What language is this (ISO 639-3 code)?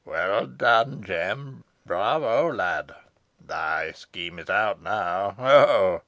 eng